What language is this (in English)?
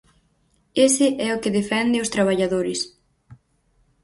Galician